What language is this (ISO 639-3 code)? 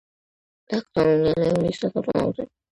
kat